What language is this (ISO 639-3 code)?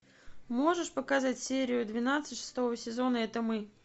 rus